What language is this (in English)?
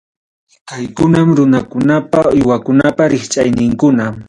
Ayacucho Quechua